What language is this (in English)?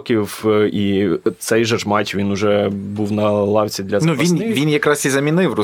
Ukrainian